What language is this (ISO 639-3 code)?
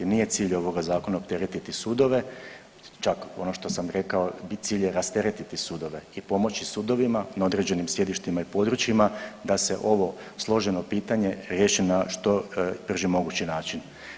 hrv